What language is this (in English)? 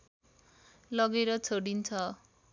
Nepali